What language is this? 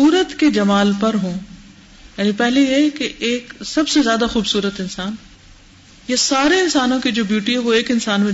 Urdu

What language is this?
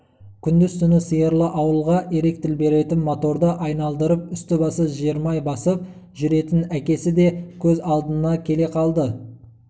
Kazakh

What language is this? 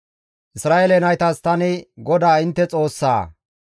Gamo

